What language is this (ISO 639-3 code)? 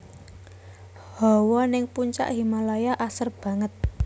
jav